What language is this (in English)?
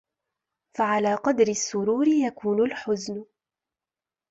Arabic